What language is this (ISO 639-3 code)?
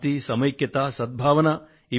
tel